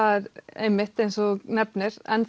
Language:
Icelandic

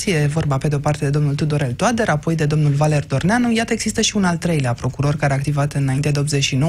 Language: Romanian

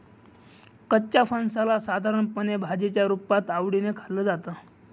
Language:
Marathi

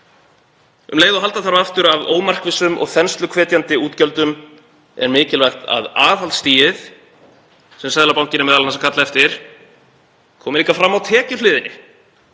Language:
Icelandic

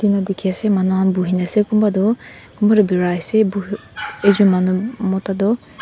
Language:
Naga Pidgin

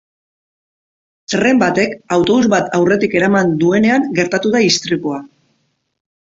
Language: Basque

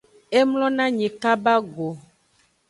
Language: Aja (Benin)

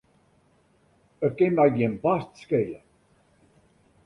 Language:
Western Frisian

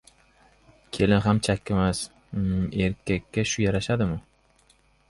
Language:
Uzbek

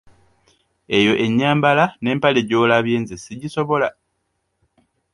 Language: Ganda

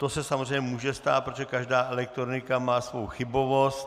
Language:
Czech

